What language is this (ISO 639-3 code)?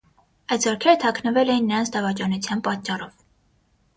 hye